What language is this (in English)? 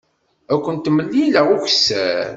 Kabyle